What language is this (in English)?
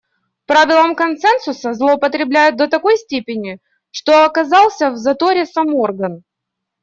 Russian